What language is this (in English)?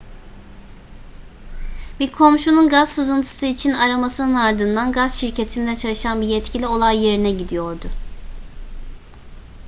Turkish